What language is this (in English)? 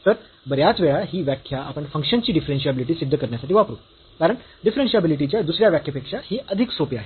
Marathi